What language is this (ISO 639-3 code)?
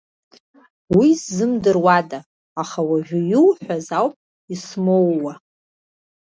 abk